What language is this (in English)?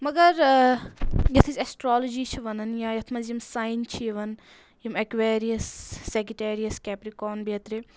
Kashmiri